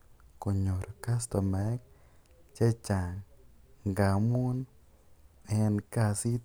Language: Kalenjin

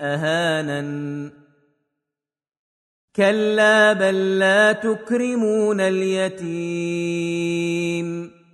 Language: Arabic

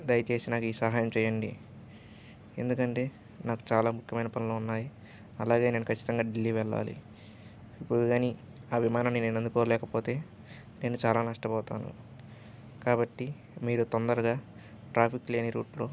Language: Telugu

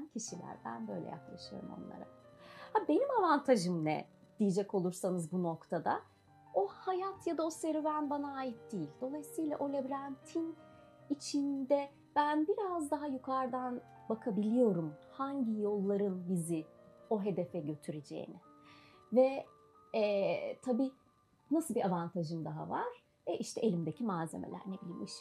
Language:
Turkish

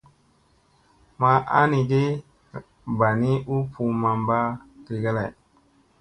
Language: Musey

